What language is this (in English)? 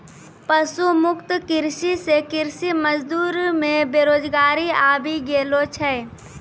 Maithili